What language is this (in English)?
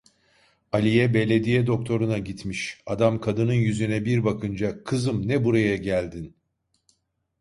Turkish